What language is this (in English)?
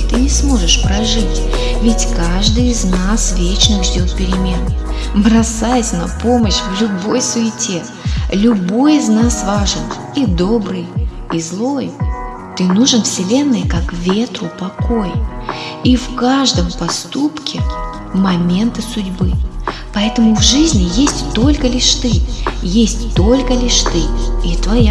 Russian